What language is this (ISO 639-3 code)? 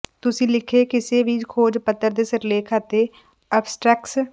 pan